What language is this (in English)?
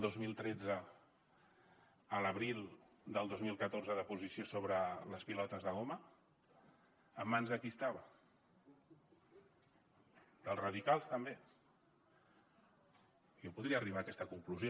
Catalan